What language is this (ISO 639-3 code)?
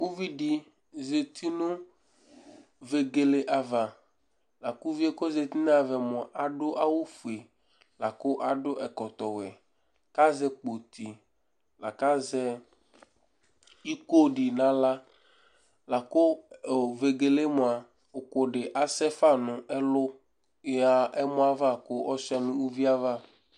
kpo